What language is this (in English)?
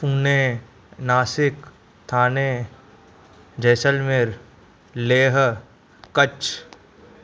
Sindhi